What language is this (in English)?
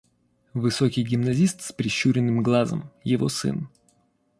Russian